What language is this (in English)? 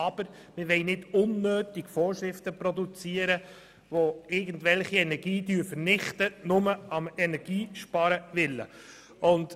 Swiss German